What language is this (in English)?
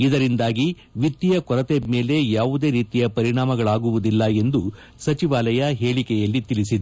Kannada